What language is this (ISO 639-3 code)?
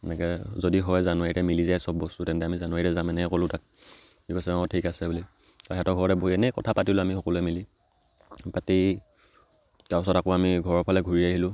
asm